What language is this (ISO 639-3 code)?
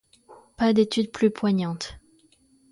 fra